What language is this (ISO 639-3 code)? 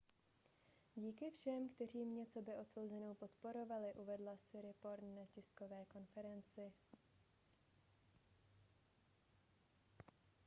ces